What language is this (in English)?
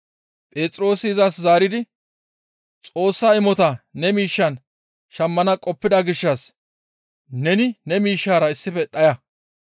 Gamo